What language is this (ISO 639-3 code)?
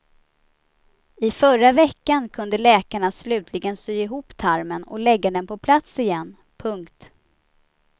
swe